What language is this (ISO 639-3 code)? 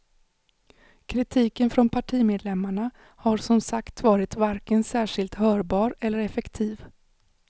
swe